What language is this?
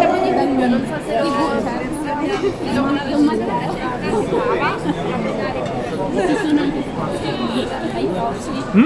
Indonesian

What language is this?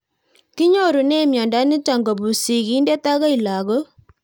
Kalenjin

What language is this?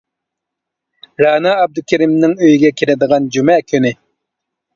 Uyghur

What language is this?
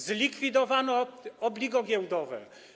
Polish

